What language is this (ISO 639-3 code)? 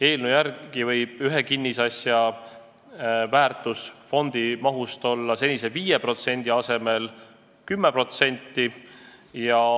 est